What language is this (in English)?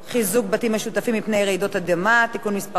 Hebrew